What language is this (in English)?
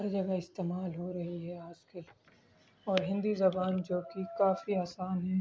Urdu